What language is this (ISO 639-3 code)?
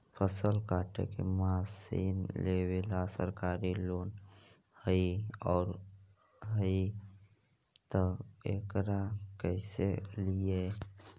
mag